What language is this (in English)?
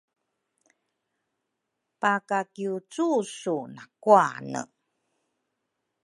Rukai